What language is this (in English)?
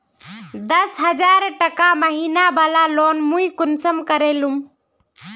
Magahi